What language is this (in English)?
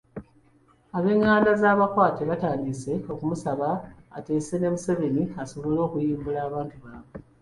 Ganda